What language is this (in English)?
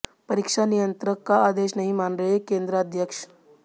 Hindi